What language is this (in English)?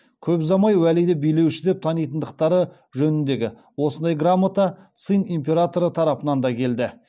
Kazakh